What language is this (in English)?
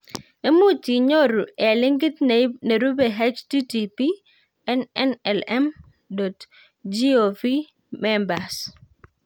Kalenjin